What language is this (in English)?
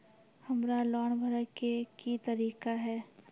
Maithili